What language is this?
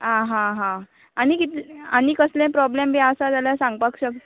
Konkani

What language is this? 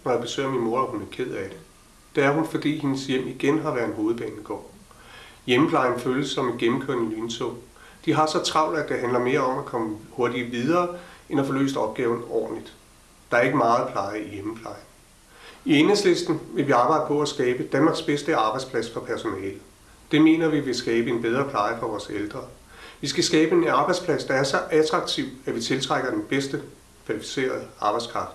Danish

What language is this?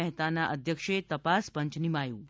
Gujarati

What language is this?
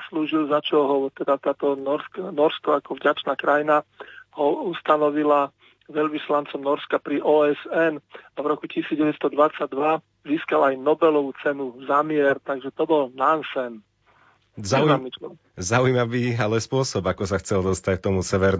Slovak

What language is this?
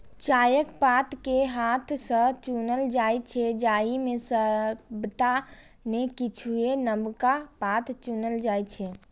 Maithili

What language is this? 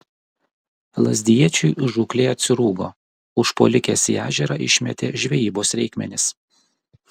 Lithuanian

